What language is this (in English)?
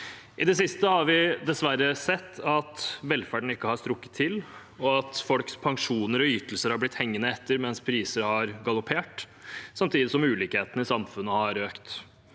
Norwegian